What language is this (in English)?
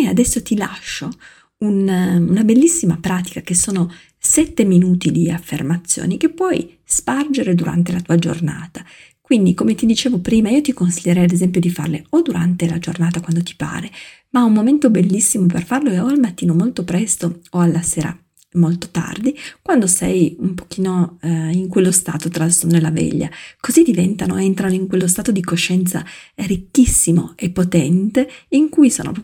Italian